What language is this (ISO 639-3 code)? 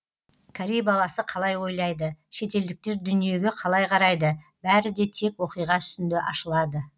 kaz